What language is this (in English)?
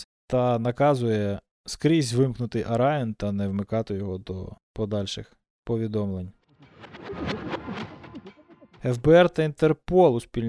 Ukrainian